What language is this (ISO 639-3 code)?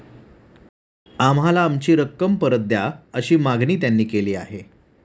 mar